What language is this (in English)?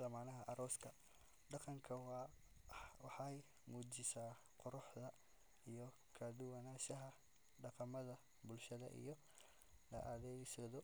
Somali